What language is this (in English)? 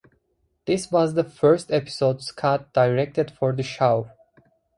English